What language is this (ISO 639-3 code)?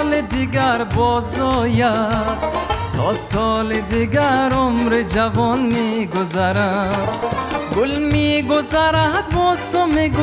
fas